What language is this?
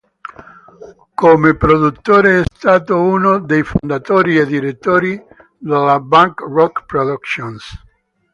Italian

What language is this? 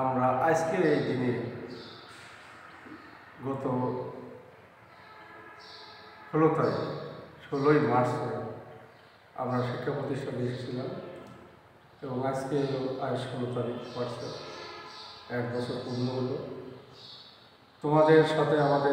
Romanian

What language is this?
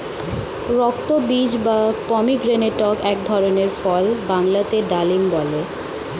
Bangla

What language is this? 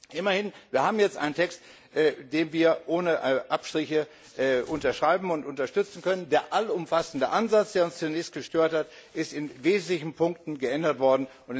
German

